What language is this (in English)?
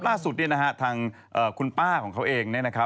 Thai